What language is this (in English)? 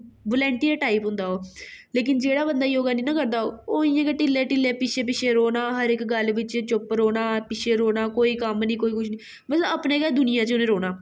Dogri